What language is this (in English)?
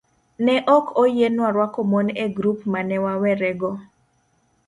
Luo (Kenya and Tanzania)